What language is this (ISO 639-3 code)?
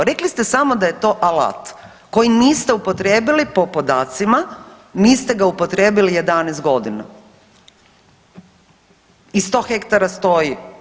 hrv